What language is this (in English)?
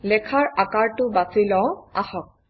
Assamese